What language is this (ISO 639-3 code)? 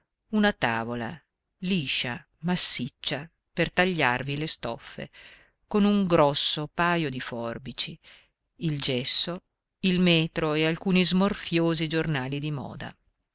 ita